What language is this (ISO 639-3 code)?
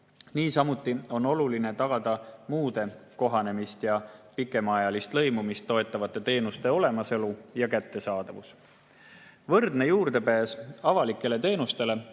est